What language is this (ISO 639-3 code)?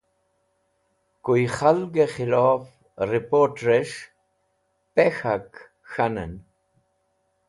wbl